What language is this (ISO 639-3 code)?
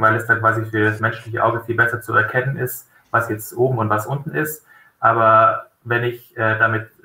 deu